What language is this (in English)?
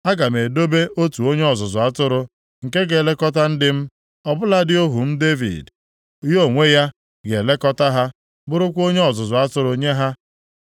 Igbo